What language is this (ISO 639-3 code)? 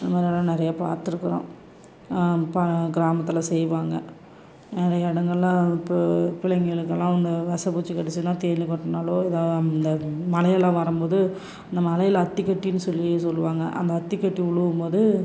tam